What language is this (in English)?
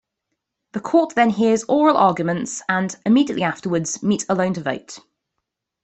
English